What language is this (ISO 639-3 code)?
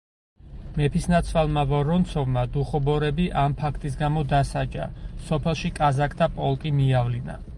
kat